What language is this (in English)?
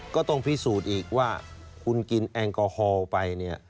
Thai